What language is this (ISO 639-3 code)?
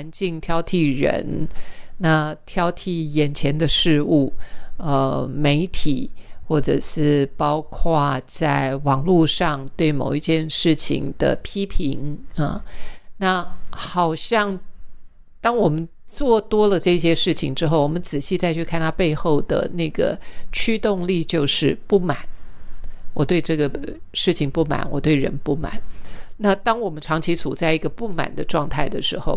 zho